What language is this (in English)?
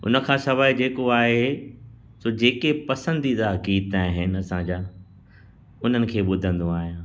Sindhi